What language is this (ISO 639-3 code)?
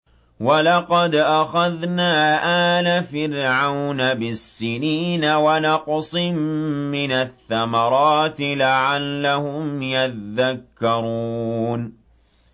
ara